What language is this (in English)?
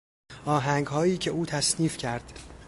Persian